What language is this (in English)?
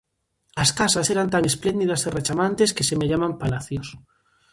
Galician